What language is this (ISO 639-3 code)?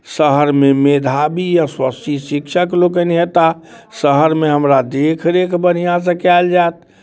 mai